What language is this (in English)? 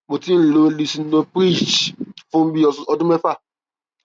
Yoruba